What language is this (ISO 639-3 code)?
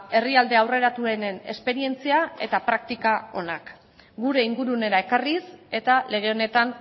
eus